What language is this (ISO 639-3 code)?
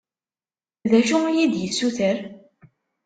kab